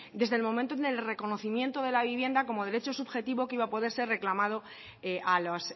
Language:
Spanish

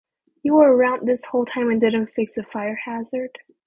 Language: English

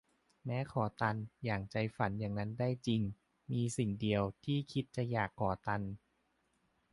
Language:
Thai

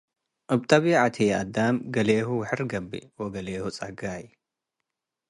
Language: Tigre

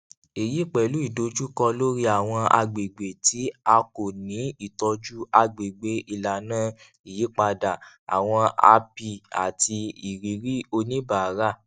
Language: Yoruba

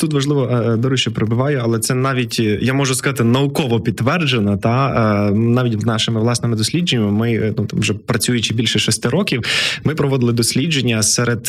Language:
Ukrainian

